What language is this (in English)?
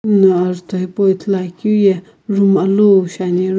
Sumi Naga